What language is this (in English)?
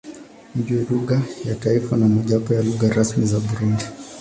Swahili